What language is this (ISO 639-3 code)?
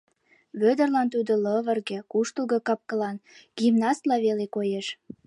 chm